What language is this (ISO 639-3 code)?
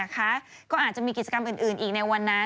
tha